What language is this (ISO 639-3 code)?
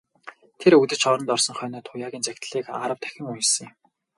mon